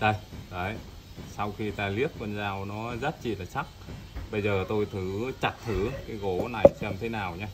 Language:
Vietnamese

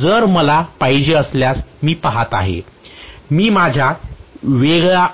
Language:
Marathi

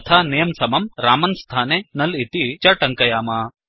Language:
Sanskrit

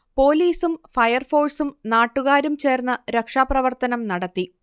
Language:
Malayalam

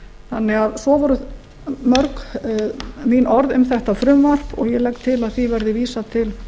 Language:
Icelandic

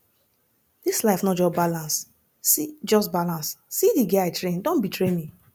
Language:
Nigerian Pidgin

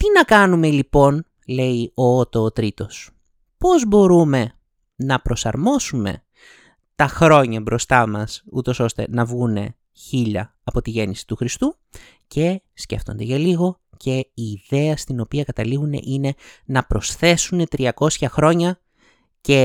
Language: Greek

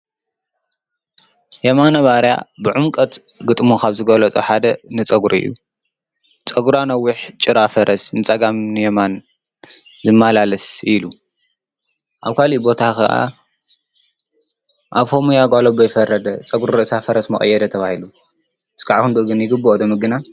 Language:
Tigrinya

